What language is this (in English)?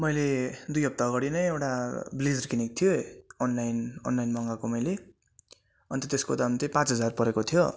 Nepali